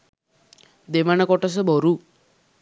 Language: Sinhala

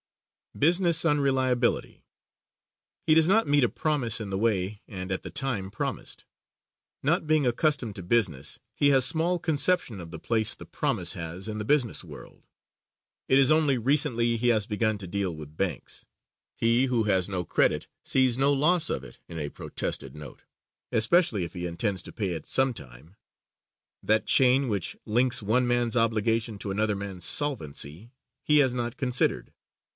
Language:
English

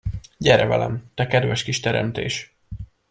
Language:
Hungarian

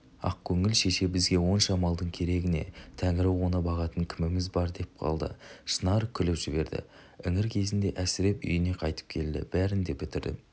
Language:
Kazakh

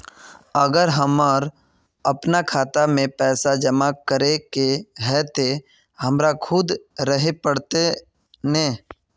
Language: Magahi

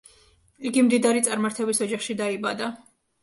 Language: Georgian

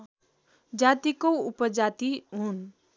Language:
Nepali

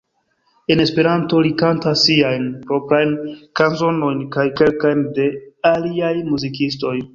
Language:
Esperanto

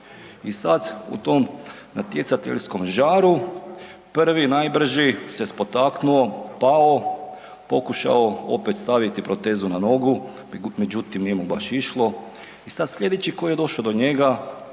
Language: Croatian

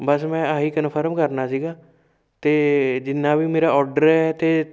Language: Punjabi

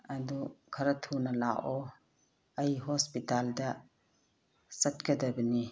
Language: Manipuri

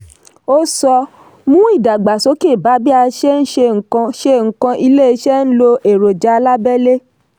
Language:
Yoruba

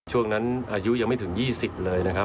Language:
Thai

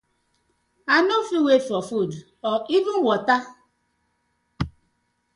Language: Nigerian Pidgin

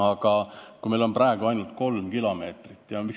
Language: Estonian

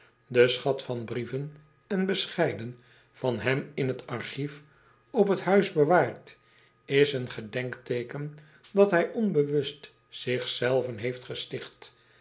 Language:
Dutch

